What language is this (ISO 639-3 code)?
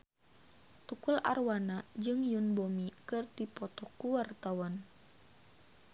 sun